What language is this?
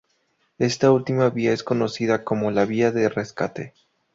Spanish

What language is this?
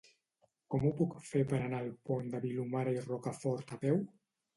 Catalan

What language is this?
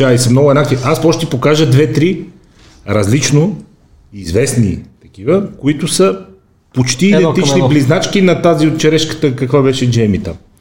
Bulgarian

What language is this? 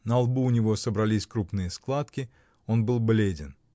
Russian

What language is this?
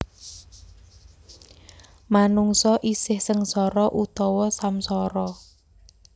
Javanese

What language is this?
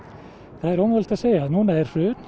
Icelandic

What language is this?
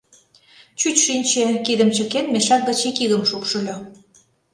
Mari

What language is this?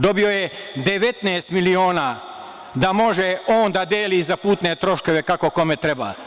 Serbian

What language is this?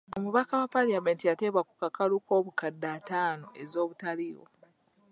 Ganda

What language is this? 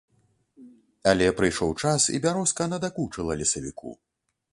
Belarusian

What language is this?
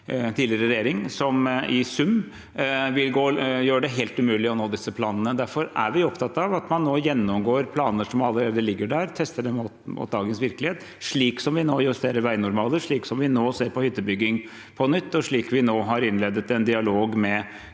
Norwegian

